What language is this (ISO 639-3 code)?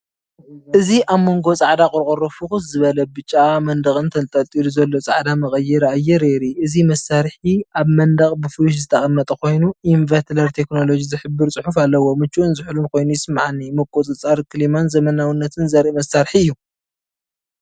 tir